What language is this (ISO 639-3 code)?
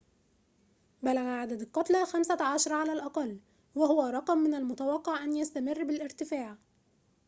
ara